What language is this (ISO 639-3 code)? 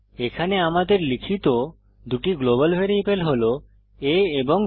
ben